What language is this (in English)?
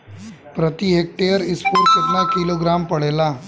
Bhojpuri